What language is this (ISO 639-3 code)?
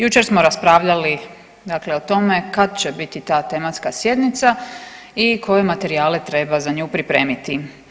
hrv